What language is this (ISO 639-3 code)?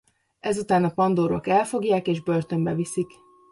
hun